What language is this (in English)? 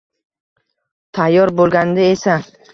Uzbek